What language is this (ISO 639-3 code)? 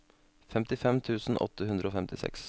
nor